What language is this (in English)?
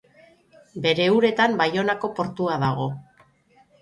Basque